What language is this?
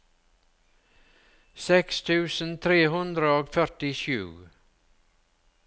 Norwegian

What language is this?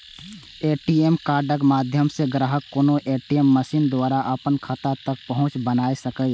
Maithili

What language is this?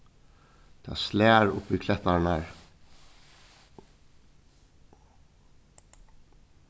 Faroese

